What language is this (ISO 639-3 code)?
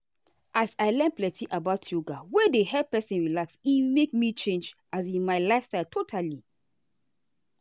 pcm